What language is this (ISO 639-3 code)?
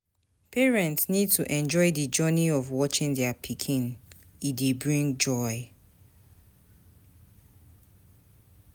pcm